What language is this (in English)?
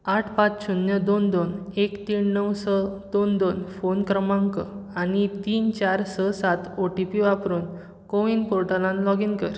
Konkani